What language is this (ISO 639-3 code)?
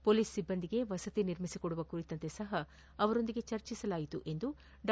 kan